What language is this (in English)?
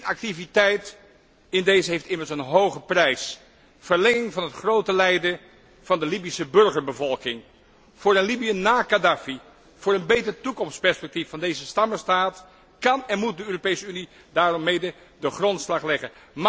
Dutch